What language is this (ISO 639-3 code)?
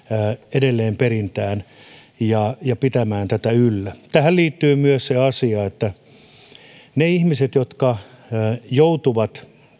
fin